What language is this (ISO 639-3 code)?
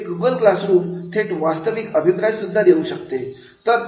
mar